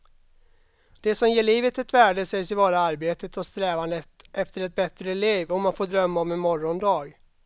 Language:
Swedish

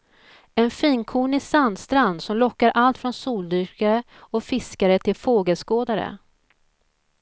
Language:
Swedish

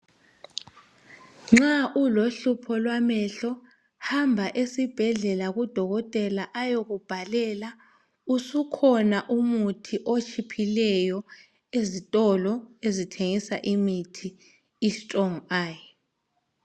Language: North Ndebele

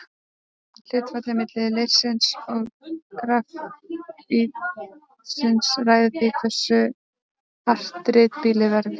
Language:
Icelandic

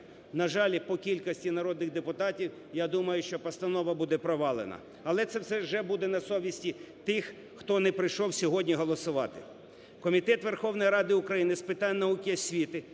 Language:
Ukrainian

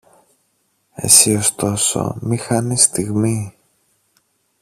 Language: Greek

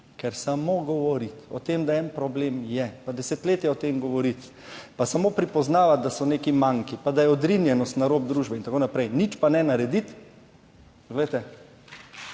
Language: Slovenian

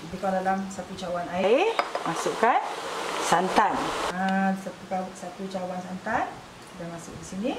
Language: Malay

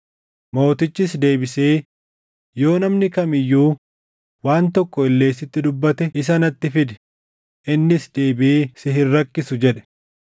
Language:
Oromo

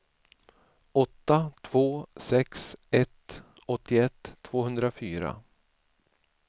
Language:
Swedish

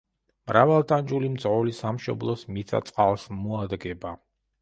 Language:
Georgian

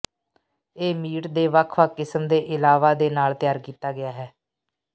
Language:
Punjabi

